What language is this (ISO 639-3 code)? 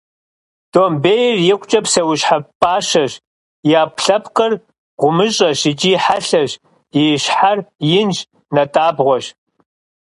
kbd